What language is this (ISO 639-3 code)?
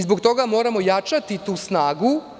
srp